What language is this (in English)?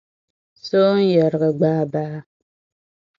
Dagbani